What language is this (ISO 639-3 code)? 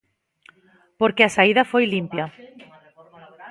glg